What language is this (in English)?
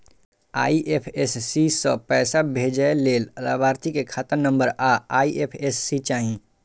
Maithili